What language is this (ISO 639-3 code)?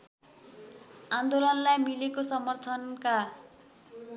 nep